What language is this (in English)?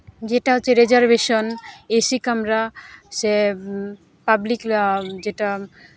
Santali